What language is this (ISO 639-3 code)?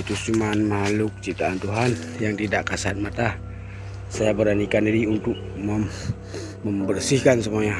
ind